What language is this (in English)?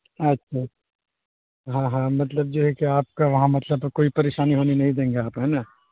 Urdu